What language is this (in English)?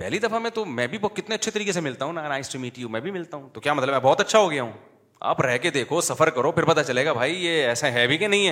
Urdu